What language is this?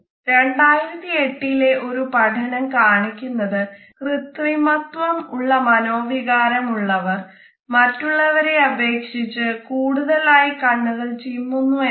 Malayalam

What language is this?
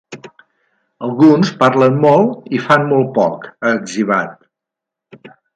Catalan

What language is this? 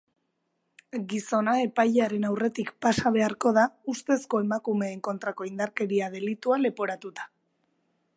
Basque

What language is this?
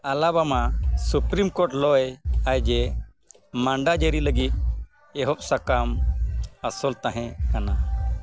Santali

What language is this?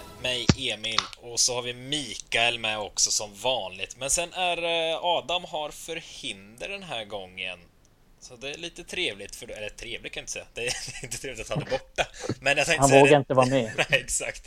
Swedish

